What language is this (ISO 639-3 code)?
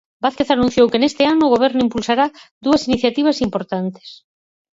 glg